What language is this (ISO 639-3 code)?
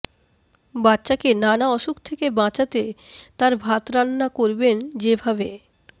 ben